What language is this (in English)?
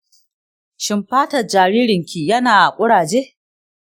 Hausa